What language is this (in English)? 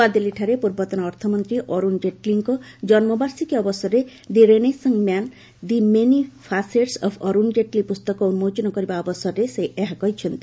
Odia